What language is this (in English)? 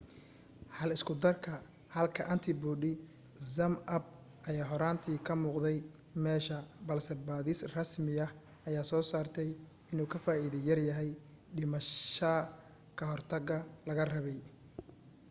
Somali